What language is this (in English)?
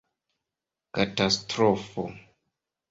Esperanto